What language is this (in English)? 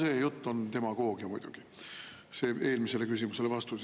Estonian